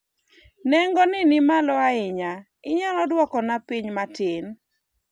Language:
Luo (Kenya and Tanzania)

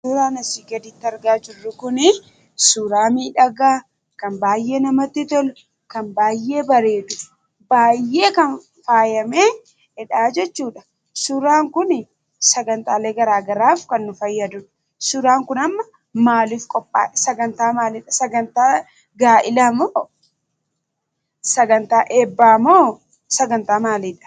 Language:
Oromo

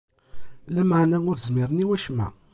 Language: Kabyle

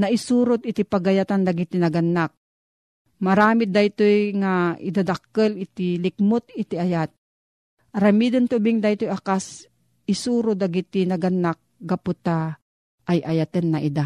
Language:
Filipino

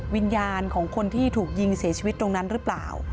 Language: Thai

